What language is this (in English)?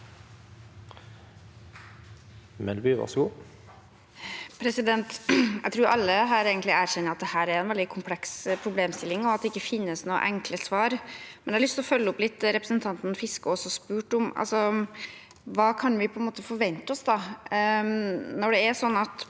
Norwegian